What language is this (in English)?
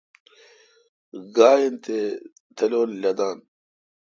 Kalkoti